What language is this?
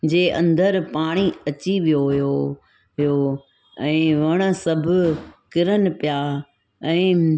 Sindhi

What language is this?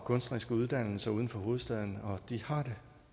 Danish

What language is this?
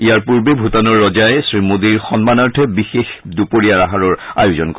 Assamese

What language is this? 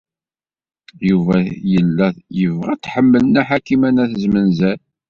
Kabyle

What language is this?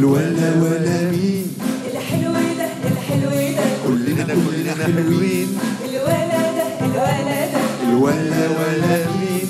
Arabic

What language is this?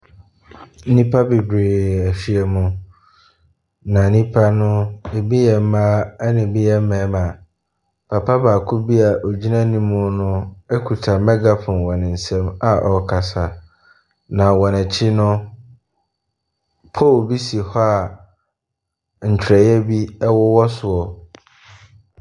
Akan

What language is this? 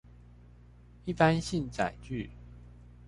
Chinese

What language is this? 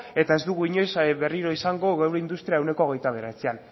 Basque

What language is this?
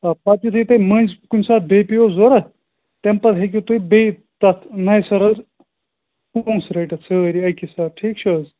Kashmiri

